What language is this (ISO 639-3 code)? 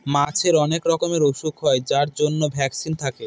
ben